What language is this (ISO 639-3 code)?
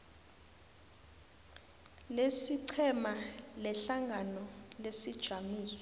nbl